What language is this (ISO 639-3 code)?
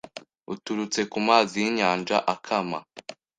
kin